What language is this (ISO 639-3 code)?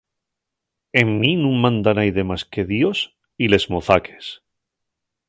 ast